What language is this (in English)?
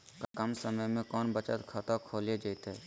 Magahi